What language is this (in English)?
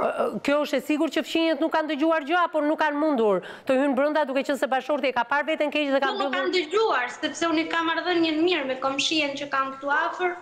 Romanian